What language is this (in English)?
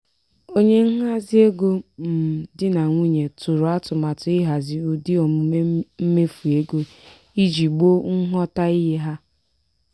Igbo